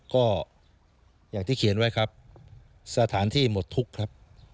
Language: Thai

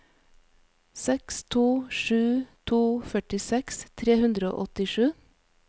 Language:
Norwegian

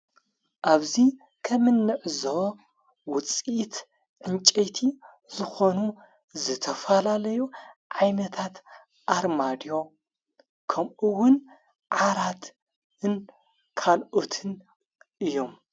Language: Tigrinya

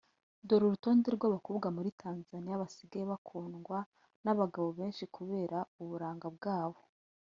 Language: Kinyarwanda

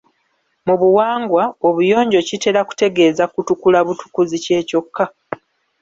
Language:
Ganda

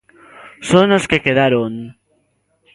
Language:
Galician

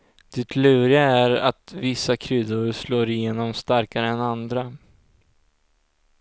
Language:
Swedish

